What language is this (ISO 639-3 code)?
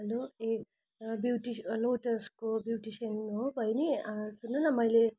nep